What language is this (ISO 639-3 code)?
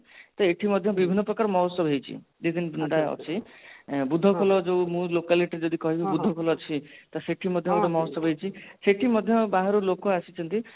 ori